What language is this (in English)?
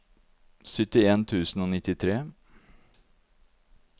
Norwegian